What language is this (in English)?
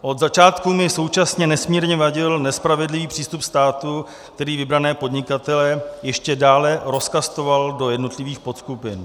Czech